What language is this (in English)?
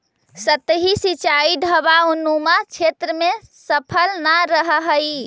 Magahi